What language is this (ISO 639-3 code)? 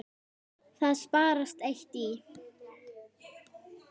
isl